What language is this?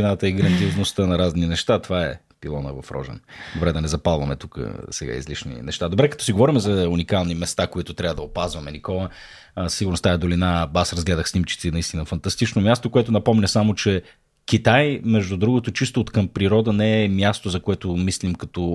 Bulgarian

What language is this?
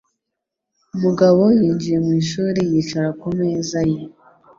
Kinyarwanda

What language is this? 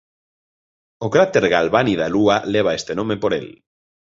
Galician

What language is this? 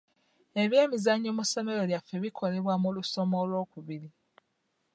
Ganda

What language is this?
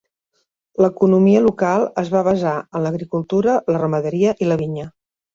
Catalan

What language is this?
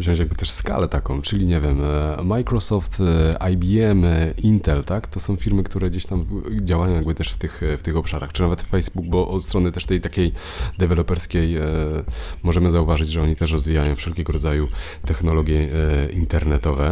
Polish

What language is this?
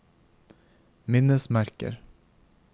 Norwegian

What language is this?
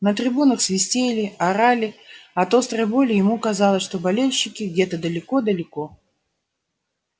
Russian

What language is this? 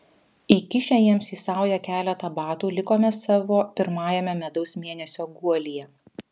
Lithuanian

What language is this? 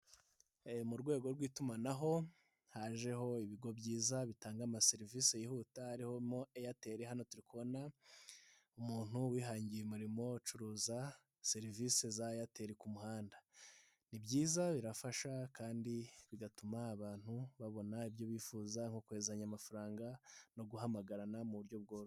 Kinyarwanda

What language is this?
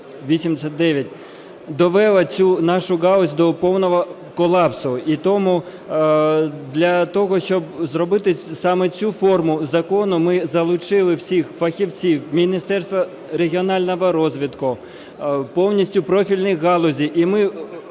Ukrainian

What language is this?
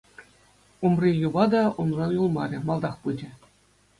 Chuvash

